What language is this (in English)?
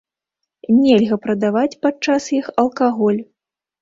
Belarusian